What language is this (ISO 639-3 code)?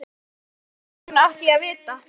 isl